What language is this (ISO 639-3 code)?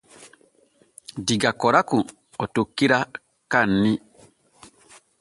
fue